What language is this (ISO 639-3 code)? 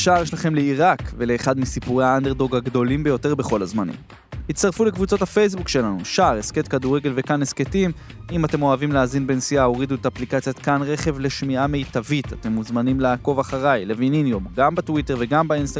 heb